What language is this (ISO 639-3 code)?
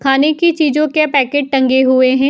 hin